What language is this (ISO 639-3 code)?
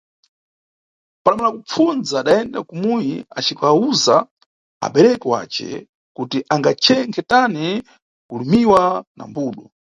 nyu